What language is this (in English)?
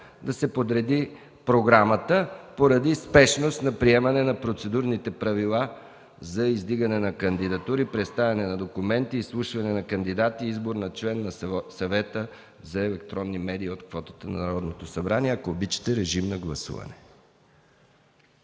Bulgarian